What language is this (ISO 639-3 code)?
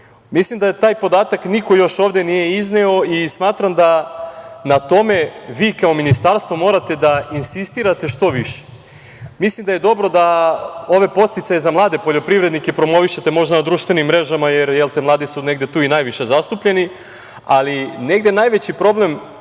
srp